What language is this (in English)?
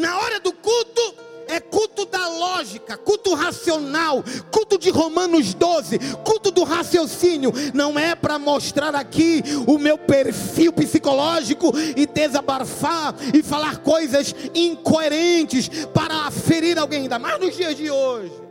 Portuguese